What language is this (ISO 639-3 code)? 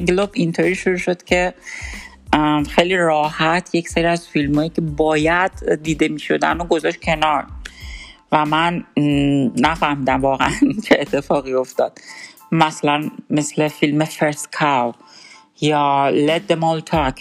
fas